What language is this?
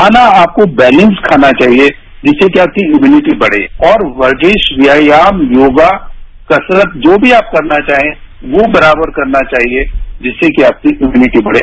Hindi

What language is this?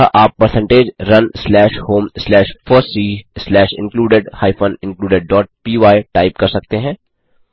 Hindi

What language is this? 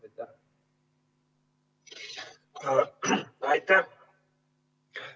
Estonian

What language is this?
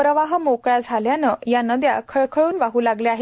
Marathi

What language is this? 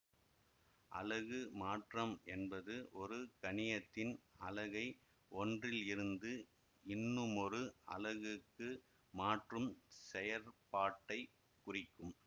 Tamil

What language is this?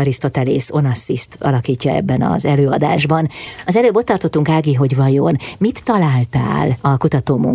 Hungarian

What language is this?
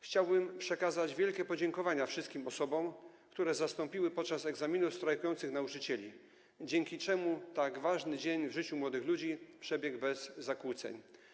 Polish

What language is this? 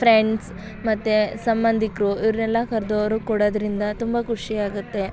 Kannada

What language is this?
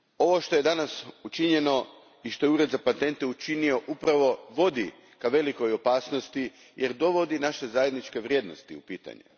Croatian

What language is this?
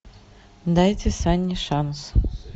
Russian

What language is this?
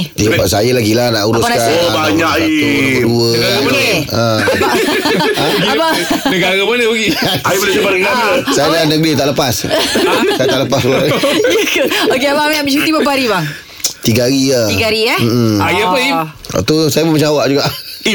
Malay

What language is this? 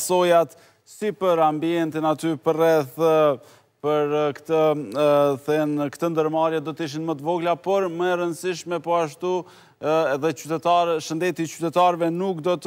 Romanian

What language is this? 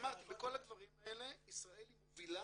Hebrew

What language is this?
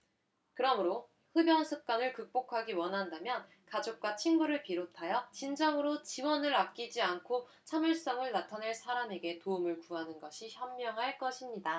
Korean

